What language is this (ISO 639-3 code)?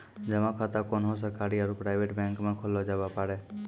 mai